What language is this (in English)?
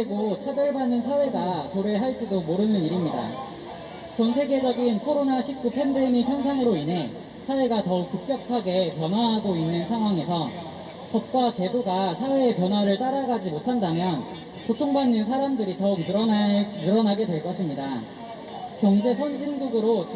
Korean